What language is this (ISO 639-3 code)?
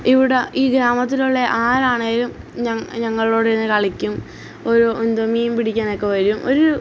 mal